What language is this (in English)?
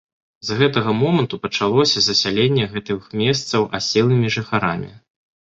Belarusian